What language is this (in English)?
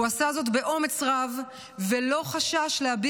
Hebrew